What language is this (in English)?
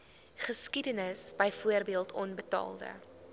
Afrikaans